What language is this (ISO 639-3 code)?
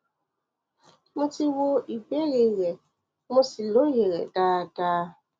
yor